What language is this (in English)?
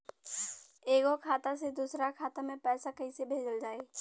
Bhojpuri